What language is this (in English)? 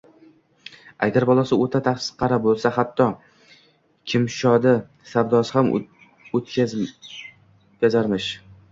Uzbek